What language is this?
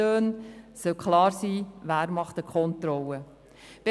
Swiss German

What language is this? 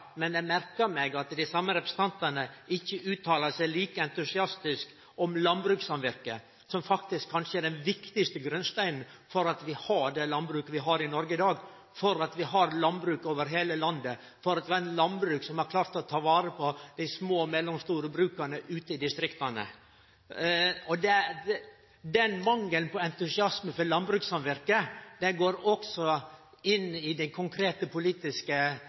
Norwegian Nynorsk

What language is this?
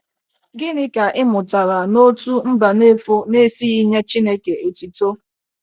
Igbo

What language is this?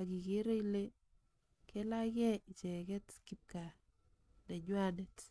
Kalenjin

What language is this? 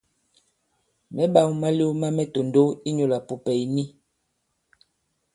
Bankon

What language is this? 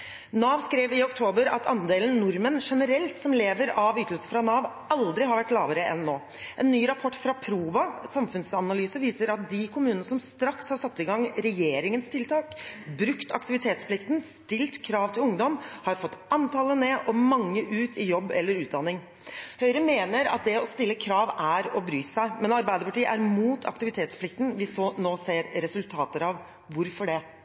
Norwegian Bokmål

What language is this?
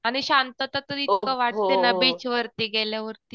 Marathi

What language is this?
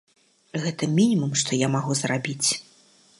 Belarusian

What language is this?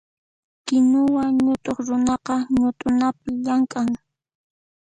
Puno Quechua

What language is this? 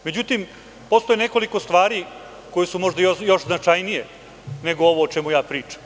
Serbian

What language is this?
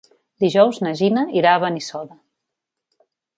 Catalan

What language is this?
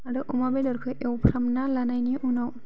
Bodo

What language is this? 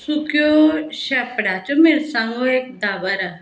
Konkani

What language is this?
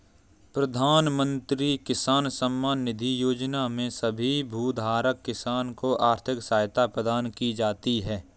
Hindi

